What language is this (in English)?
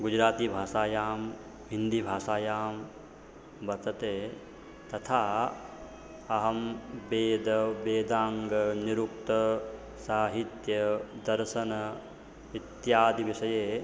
Sanskrit